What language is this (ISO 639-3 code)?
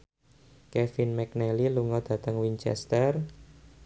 jav